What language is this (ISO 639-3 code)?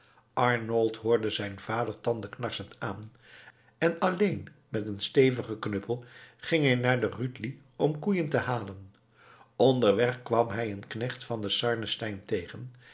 nld